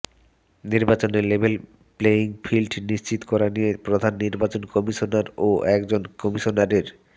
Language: Bangla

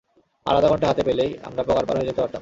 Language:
Bangla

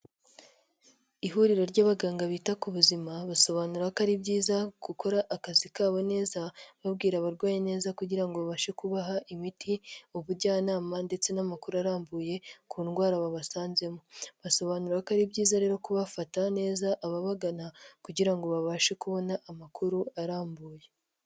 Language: Kinyarwanda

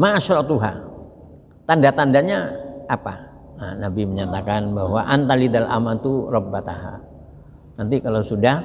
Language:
Indonesian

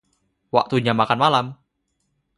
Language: Indonesian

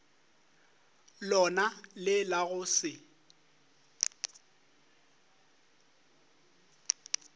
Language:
Northern Sotho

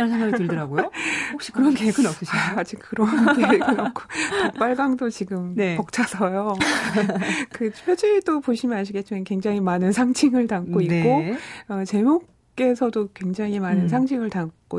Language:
Korean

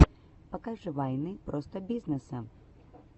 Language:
Russian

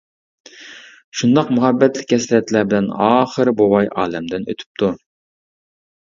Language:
Uyghur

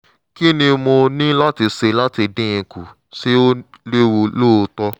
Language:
Yoruba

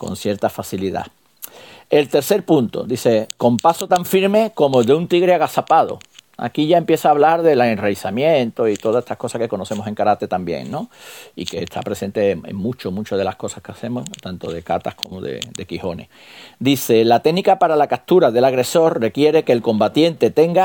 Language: Spanish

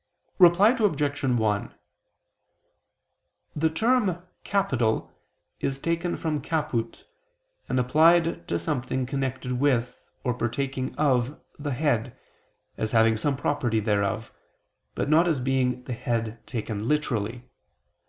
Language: English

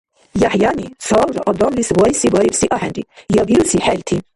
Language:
Dargwa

